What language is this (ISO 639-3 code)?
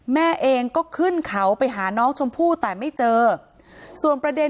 tha